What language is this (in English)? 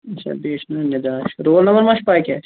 Kashmiri